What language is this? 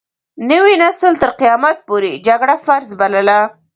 Pashto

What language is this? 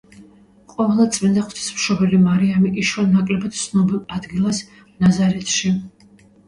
Georgian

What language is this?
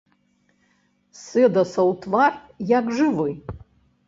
Belarusian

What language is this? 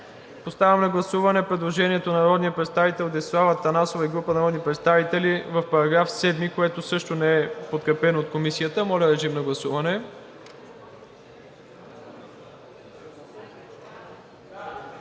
Bulgarian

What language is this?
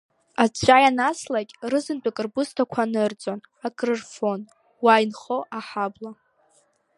Abkhazian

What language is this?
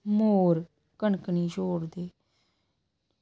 Dogri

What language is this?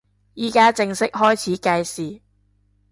Cantonese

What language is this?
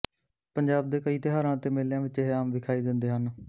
Punjabi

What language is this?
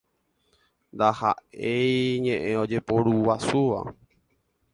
Guarani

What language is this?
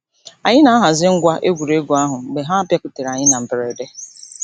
Igbo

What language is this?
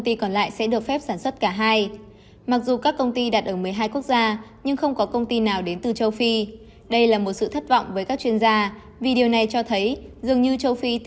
Vietnamese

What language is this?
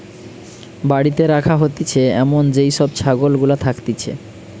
Bangla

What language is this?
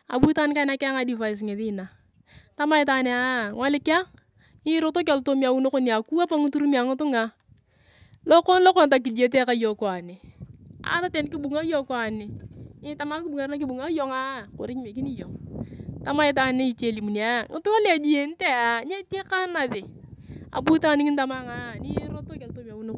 Turkana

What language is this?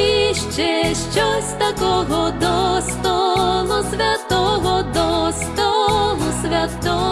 Ukrainian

